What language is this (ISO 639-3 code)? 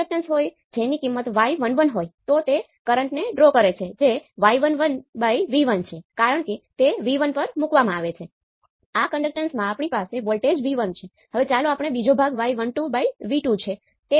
guj